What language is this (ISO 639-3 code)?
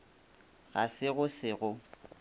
nso